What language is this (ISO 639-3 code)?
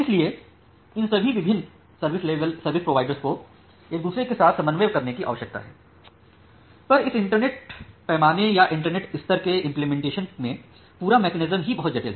hin